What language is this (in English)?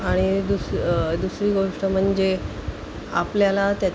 Marathi